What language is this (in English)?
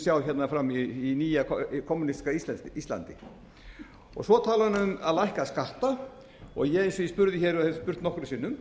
Icelandic